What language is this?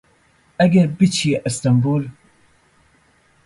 Central Kurdish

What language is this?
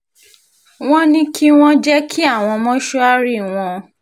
Yoruba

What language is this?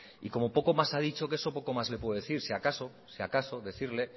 Spanish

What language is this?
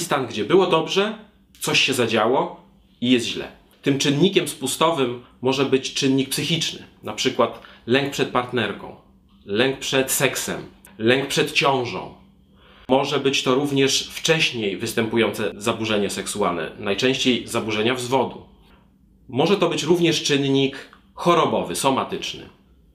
Polish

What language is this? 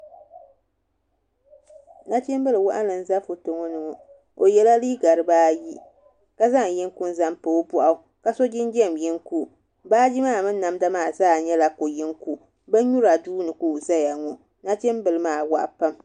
Dagbani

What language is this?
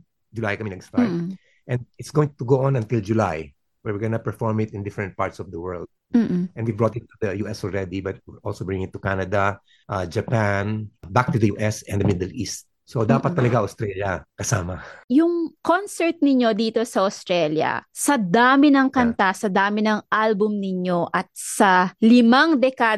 Filipino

